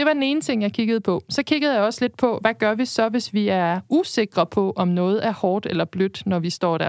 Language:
Danish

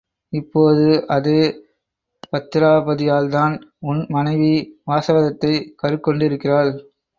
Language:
Tamil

